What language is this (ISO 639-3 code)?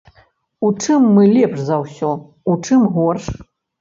bel